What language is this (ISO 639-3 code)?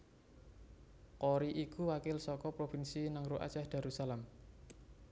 jav